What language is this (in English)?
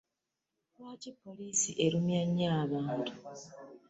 Ganda